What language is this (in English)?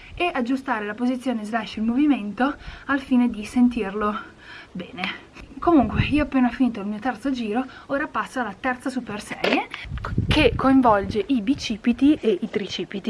Italian